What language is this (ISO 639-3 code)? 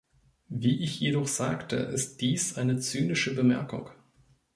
deu